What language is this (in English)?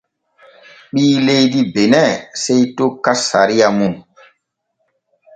Borgu Fulfulde